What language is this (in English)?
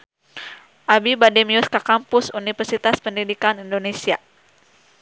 Sundanese